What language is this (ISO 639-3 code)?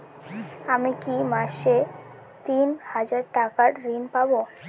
ben